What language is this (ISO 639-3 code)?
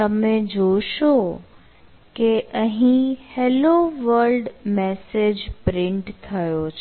guj